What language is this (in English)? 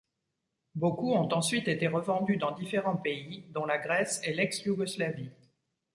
French